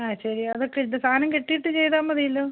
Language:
Malayalam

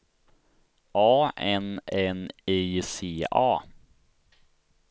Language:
Swedish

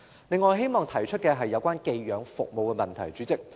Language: Cantonese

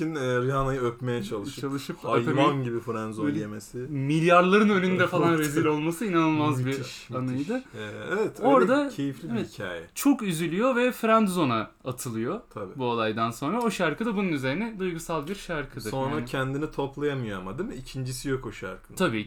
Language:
Turkish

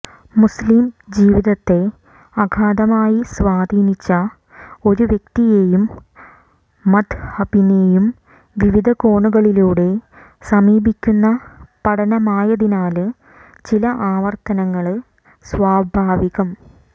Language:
Malayalam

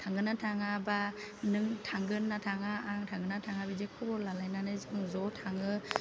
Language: Bodo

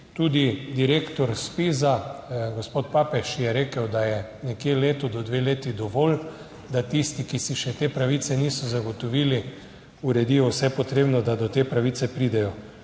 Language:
Slovenian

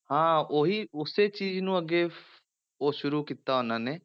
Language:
Punjabi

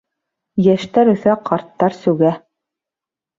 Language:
Bashkir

